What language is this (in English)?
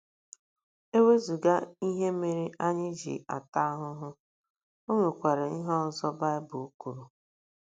Igbo